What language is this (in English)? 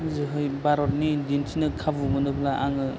Bodo